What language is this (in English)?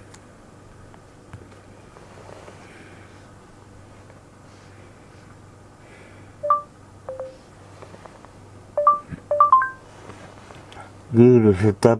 Japanese